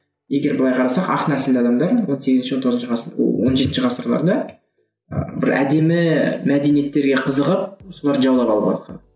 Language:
Kazakh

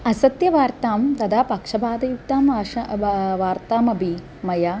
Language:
Sanskrit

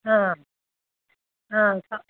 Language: Odia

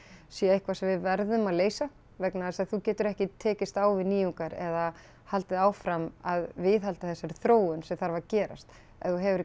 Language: Icelandic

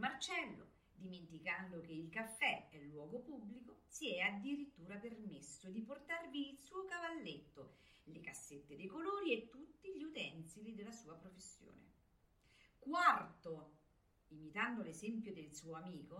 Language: Italian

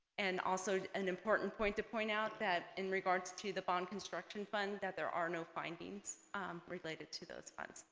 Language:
English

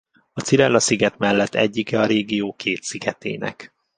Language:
Hungarian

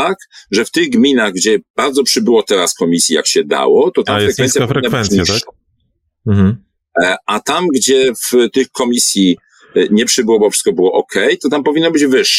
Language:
Polish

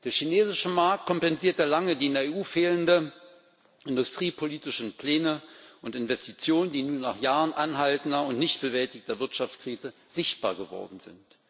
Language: German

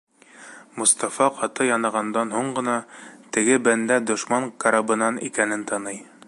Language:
Bashkir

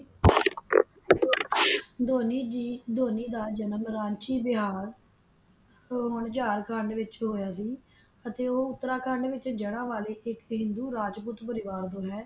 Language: Punjabi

